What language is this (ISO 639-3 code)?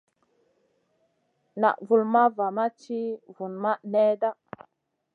mcn